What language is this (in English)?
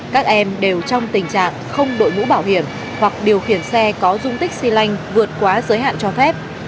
Vietnamese